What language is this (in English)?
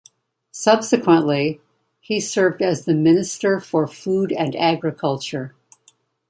English